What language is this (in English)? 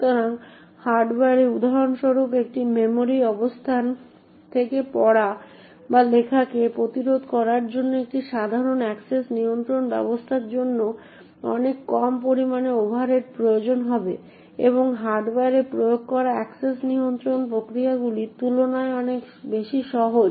Bangla